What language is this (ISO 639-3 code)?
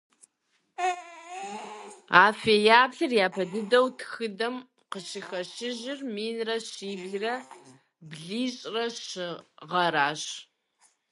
kbd